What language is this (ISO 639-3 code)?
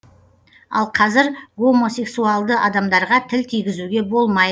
kaz